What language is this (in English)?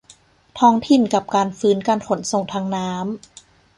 Thai